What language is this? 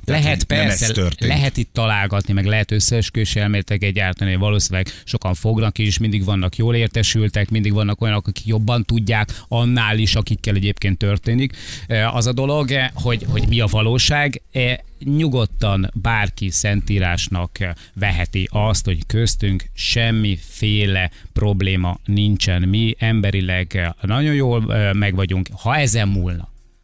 Hungarian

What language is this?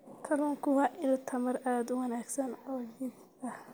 Somali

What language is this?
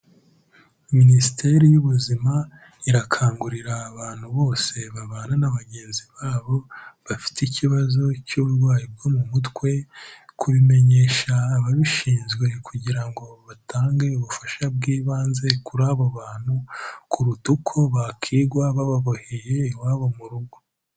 Kinyarwanda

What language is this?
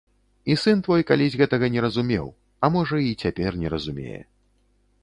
Belarusian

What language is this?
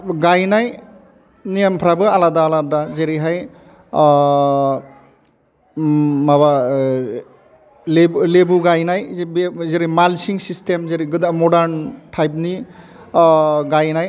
Bodo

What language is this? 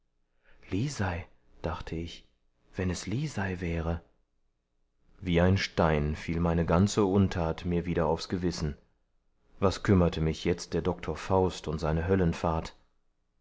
German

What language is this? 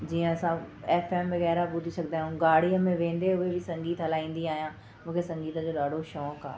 Sindhi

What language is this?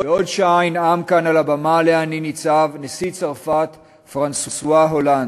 Hebrew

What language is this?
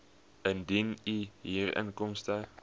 Afrikaans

